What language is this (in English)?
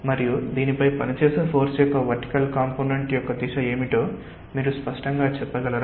Telugu